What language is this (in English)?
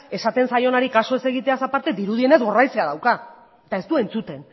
Basque